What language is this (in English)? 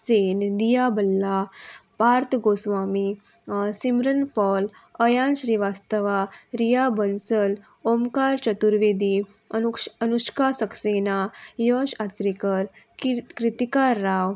Konkani